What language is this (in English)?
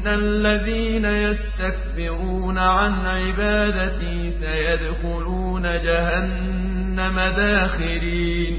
Arabic